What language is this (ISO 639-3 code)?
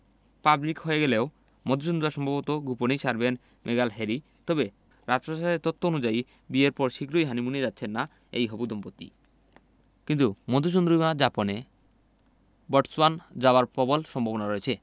ben